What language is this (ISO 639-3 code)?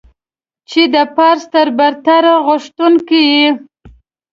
pus